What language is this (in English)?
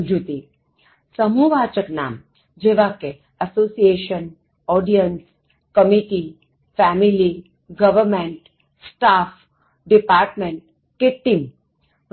Gujarati